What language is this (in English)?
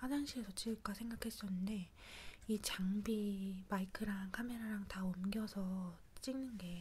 Korean